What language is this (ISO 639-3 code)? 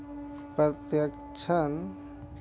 mai